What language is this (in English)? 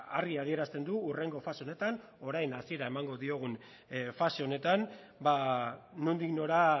Basque